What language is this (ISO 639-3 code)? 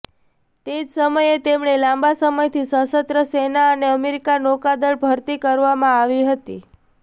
guj